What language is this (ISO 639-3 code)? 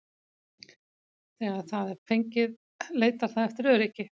isl